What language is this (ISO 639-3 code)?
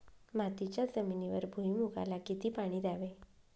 mar